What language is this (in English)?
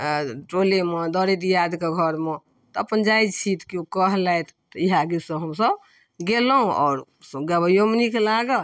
Maithili